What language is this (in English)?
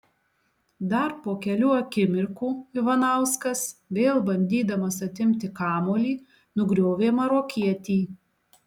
Lithuanian